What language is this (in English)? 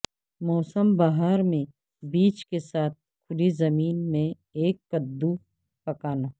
Urdu